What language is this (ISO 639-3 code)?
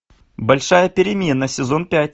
rus